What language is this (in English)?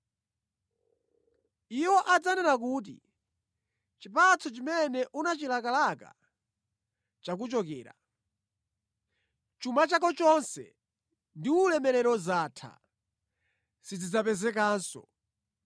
Nyanja